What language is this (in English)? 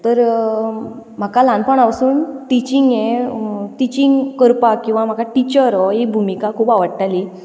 Konkani